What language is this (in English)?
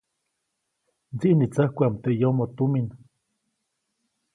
Copainalá Zoque